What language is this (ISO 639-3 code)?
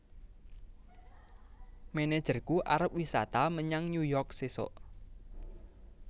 jav